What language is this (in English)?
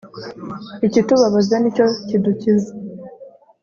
Kinyarwanda